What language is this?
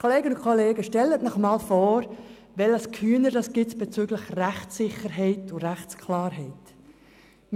Swiss German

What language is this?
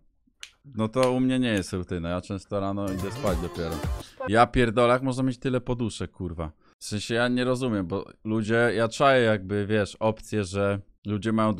Polish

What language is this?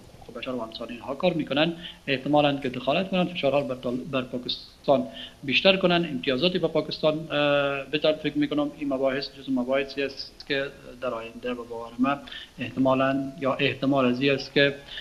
Persian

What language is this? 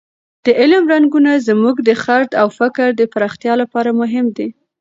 Pashto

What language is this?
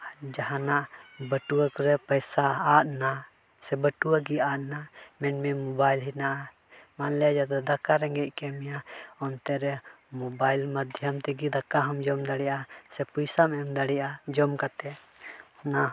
Santali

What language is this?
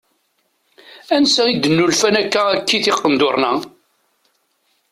Kabyle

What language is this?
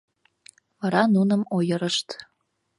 Mari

